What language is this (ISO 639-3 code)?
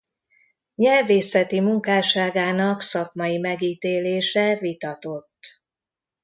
hun